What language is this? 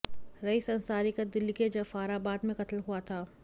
Hindi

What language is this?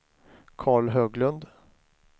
Swedish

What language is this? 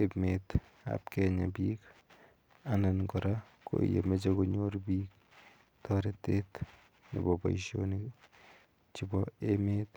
Kalenjin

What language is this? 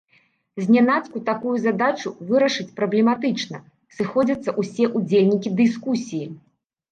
Belarusian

